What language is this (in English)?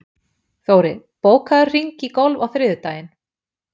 Icelandic